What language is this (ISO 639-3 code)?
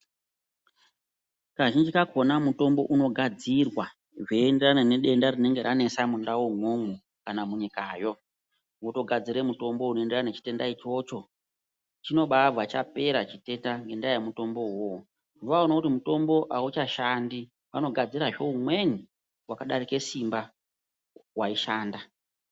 ndc